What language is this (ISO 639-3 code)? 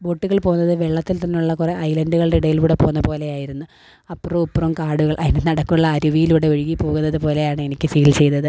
mal